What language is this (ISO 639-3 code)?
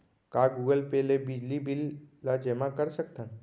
hne